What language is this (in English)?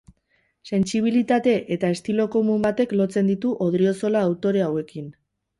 Basque